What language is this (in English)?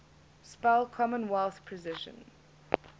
English